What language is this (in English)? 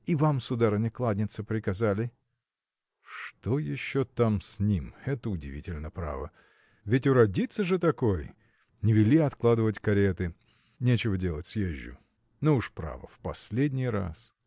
Russian